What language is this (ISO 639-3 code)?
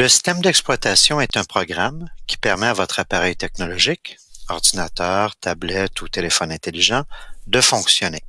fra